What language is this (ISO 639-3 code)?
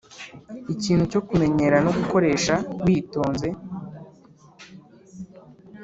kin